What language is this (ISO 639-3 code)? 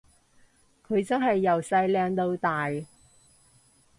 yue